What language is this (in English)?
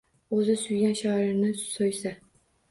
Uzbek